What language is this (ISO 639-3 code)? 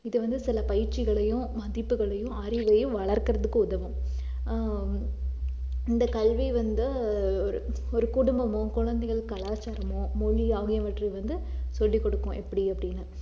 tam